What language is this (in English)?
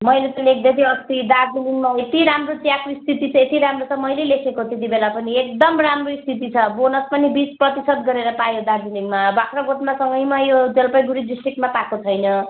Nepali